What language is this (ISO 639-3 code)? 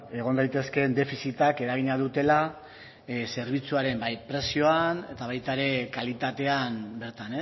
eus